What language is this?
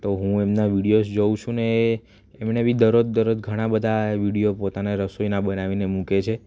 Gujarati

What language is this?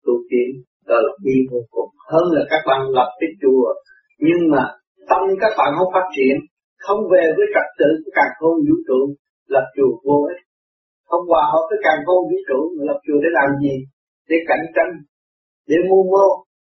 Vietnamese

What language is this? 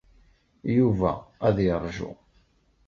Kabyle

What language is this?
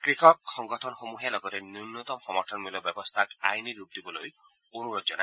Assamese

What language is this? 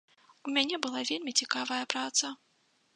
Belarusian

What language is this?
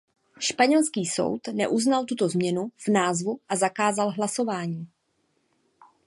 Czech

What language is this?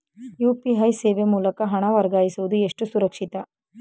Kannada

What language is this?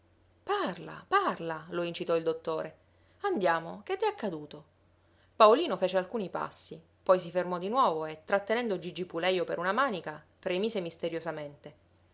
Italian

